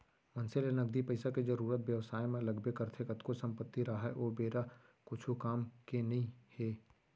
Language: Chhattisgarhi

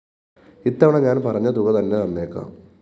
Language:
Malayalam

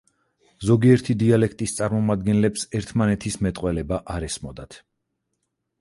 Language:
Georgian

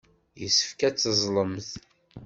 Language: Kabyle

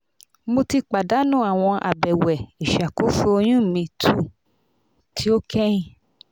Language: Yoruba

